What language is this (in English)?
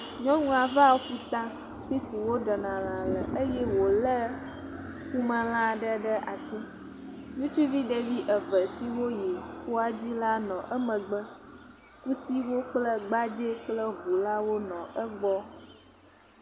Ewe